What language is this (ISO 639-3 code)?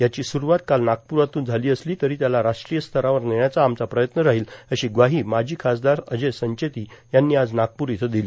mar